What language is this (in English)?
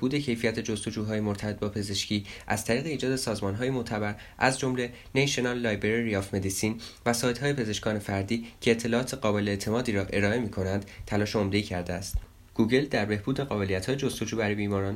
Persian